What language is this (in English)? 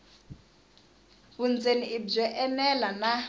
Tsonga